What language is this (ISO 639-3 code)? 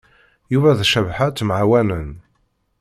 kab